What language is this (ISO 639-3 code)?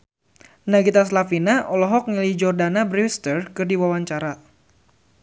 sun